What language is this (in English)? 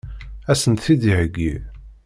Kabyle